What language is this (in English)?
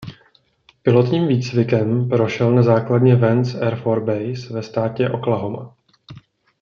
Czech